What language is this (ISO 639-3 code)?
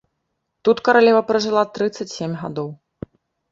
bel